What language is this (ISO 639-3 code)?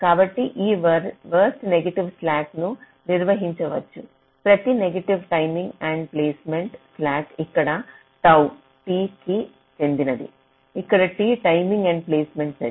tel